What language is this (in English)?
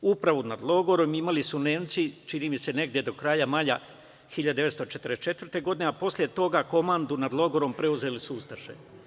Serbian